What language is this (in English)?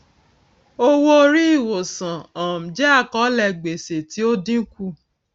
Yoruba